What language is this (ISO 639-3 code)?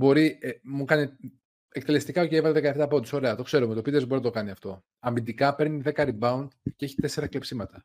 ell